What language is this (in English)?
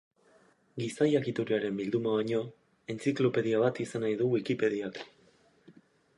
Basque